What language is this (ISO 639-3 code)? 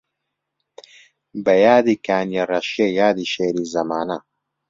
ckb